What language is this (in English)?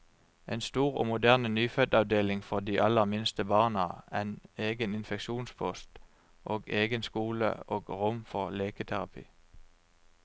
Norwegian